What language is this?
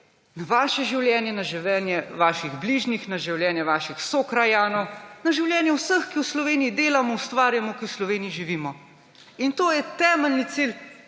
Slovenian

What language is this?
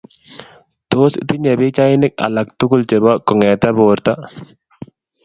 Kalenjin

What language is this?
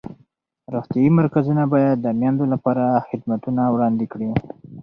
Pashto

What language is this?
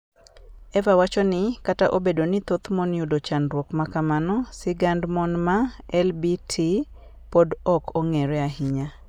Luo (Kenya and Tanzania)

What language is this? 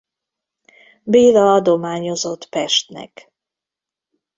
Hungarian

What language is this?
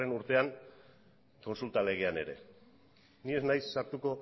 Basque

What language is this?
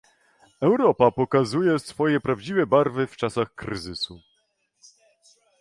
Polish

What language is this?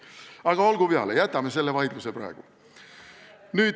Estonian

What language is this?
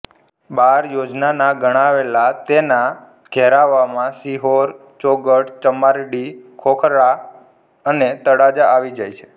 Gujarati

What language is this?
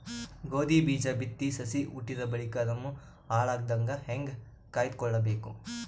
Kannada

